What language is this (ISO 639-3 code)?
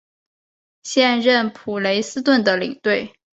zho